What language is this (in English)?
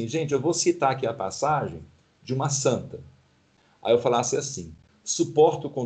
Portuguese